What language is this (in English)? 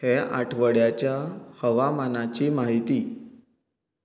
Konkani